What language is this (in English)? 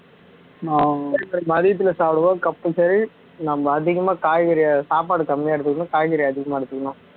Tamil